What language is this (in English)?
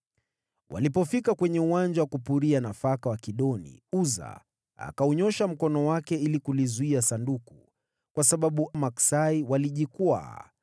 Swahili